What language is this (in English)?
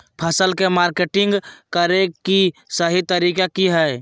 Magahi